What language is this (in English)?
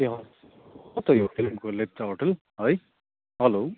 Nepali